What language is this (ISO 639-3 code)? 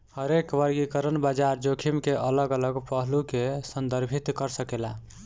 bho